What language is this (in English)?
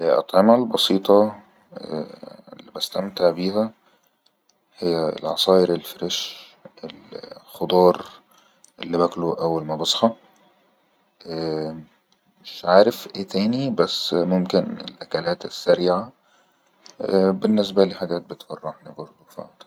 Egyptian Arabic